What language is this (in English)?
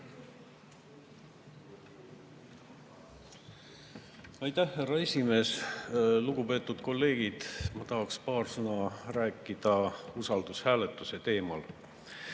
Estonian